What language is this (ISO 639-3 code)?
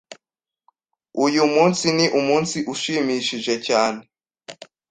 kin